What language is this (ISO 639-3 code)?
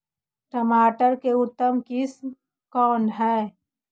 mag